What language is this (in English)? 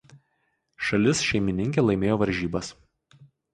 Lithuanian